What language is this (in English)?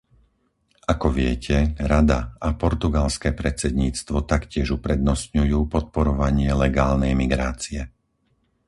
Slovak